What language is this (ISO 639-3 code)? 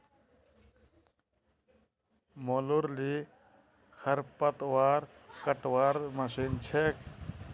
mag